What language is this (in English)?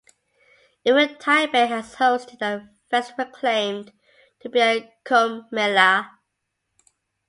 English